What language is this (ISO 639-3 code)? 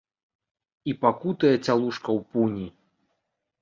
bel